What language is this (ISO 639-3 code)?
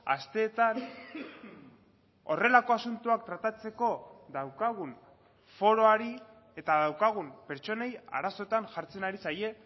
eus